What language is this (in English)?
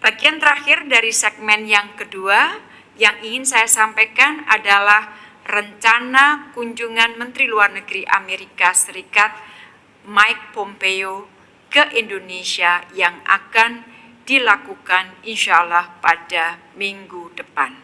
Indonesian